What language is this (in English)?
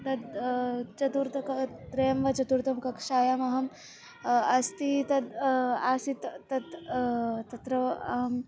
Sanskrit